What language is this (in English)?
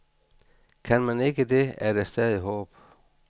Danish